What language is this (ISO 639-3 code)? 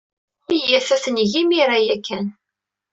kab